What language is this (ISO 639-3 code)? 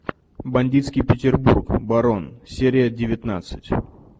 rus